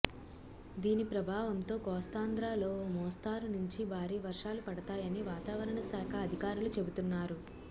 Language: Telugu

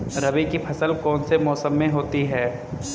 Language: Hindi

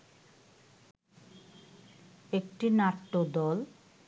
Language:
Bangla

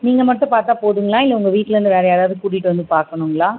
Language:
Tamil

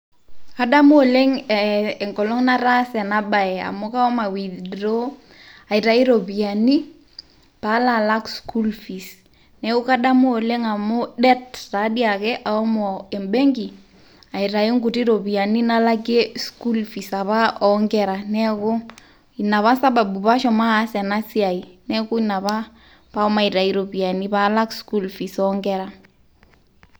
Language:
Masai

